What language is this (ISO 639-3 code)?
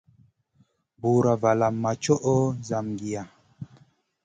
mcn